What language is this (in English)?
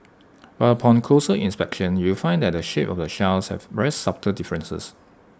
English